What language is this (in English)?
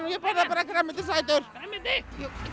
Icelandic